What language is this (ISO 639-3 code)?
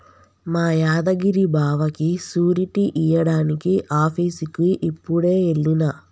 tel